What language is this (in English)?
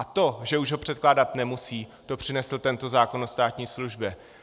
Czech